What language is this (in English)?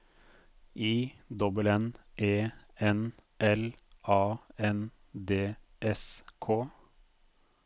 Norwegian